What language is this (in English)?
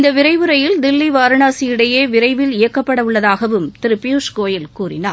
Tamil